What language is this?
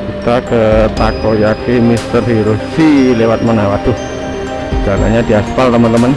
Indonesian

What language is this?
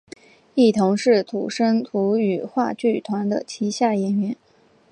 Chinese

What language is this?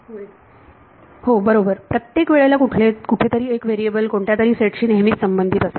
Marathi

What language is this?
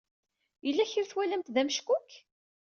Kabyle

